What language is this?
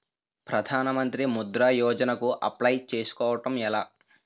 Telugu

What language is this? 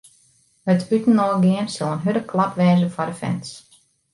Western Frisian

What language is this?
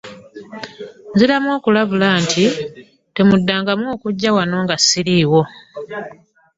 Ganda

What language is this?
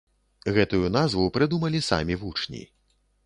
Belarusian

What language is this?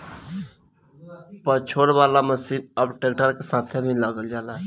Bhojpuri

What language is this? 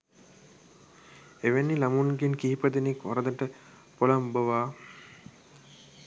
Sinhala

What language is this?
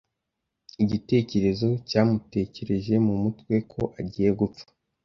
Kinyarwanda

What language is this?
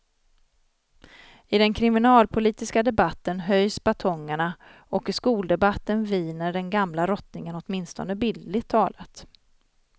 Swedish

